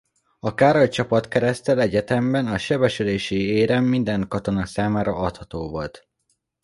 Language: Hungarian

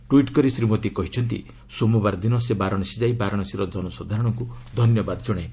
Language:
Odia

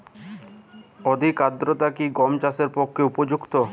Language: Bangla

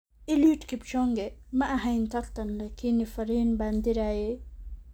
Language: Somali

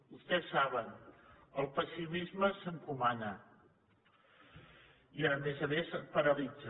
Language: Catalan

